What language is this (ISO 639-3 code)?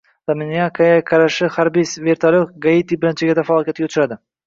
uzb